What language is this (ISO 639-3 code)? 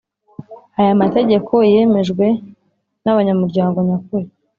kin